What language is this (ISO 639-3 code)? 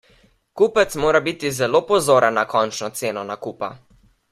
slv